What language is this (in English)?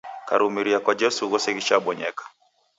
Taita